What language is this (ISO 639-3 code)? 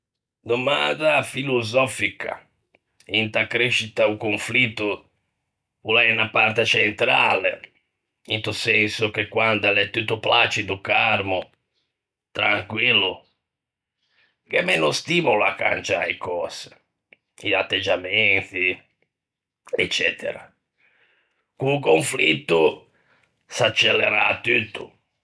lij